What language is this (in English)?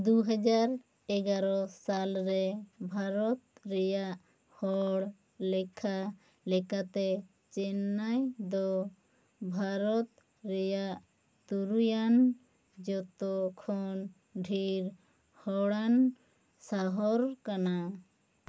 Santali